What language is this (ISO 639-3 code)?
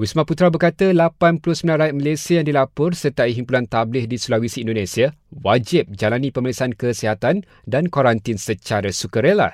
msa